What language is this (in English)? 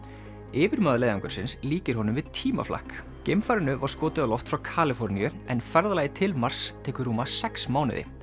Icelandic